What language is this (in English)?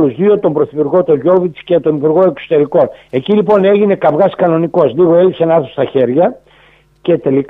Greek